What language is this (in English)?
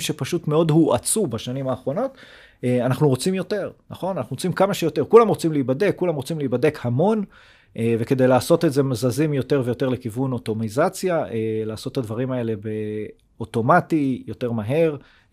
Hebrew